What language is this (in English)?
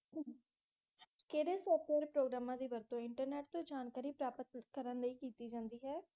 Punjabi